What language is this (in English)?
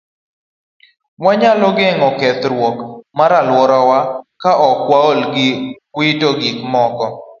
Luo (Kenya and Tanzania)